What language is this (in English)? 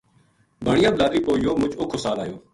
Gujari